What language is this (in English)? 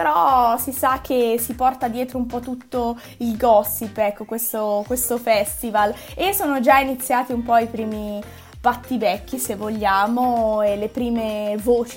Italian